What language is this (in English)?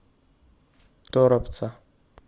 Russian